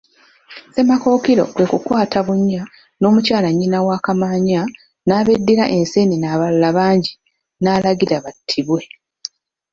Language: Ganda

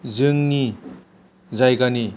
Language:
Bodo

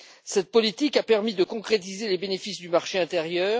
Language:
French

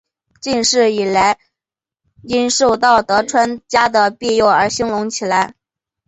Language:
Chinese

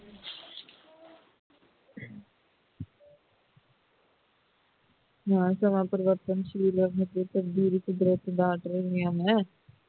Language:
Punjabi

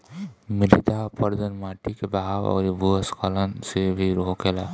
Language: Bhojpuri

